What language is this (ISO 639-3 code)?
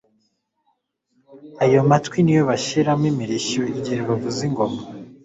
kin